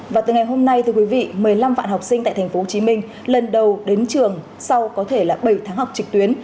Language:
Vietnamese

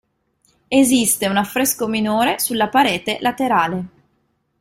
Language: Italian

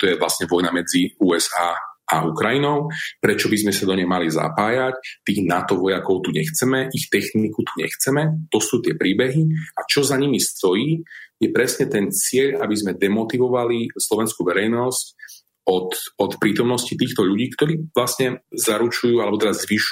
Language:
Slovak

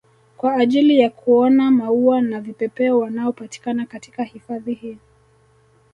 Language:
Swahili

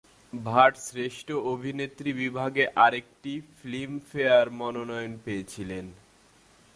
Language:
Bangla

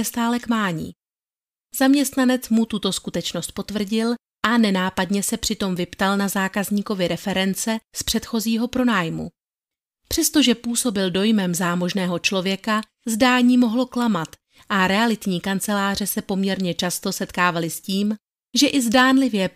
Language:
Czech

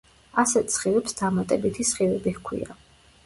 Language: Georgian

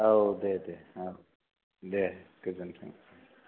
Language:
Bodo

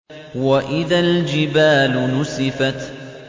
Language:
Arabic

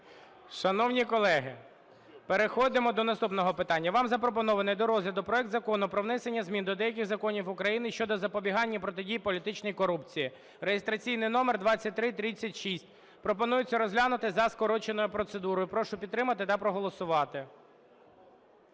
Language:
Ukrainian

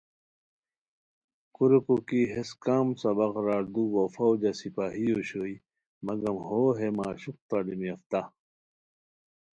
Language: Khowar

